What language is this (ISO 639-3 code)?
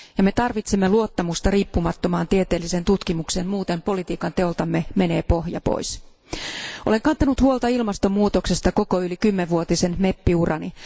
fin